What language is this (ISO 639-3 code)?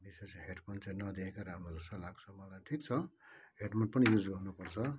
nep